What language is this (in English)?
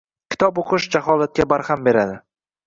Uzbek